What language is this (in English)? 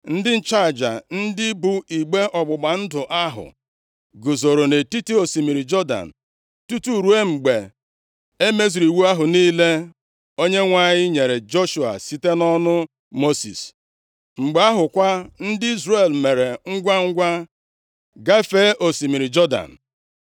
Igbo